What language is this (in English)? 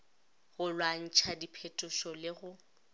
Northern Sotho